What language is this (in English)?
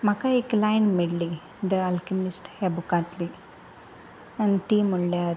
Konkani